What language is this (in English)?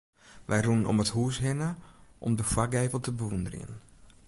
Western Frisian